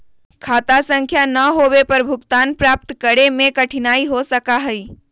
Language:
Magahi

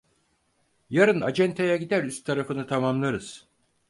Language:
Turkish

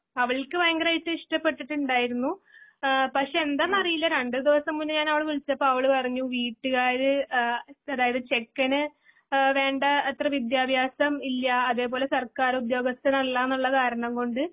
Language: Malayalam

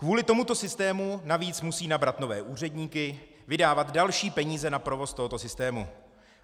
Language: Czech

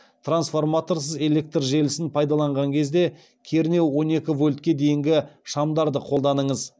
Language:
Kazakh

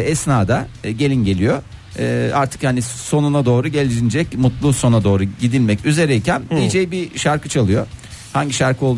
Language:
Turkish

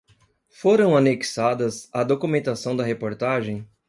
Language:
Portuguese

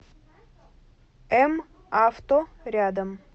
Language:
Russian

